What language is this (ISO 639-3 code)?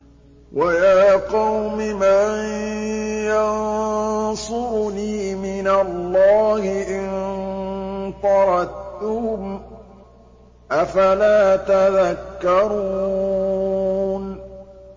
ara